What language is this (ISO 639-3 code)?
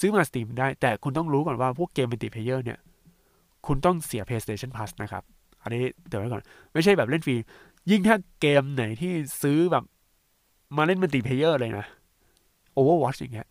tha